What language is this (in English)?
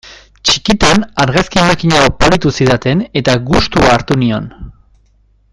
Basque